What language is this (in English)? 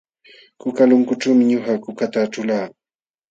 Jauja Wanca Quechua